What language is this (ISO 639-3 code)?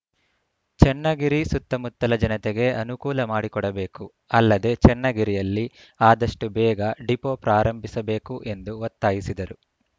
kan